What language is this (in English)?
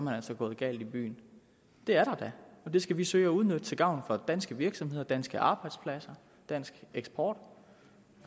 Danish